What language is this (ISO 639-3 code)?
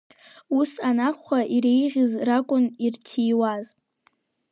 abk